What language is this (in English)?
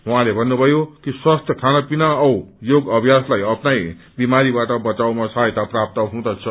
Nepali